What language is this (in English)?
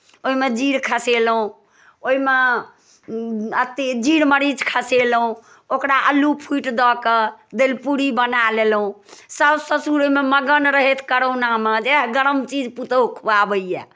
Maithili